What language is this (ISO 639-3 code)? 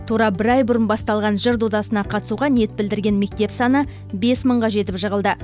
kaz